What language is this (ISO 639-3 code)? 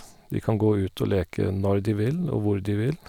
nor